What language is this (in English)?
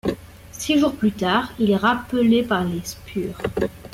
French